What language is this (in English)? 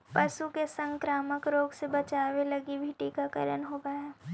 Magahi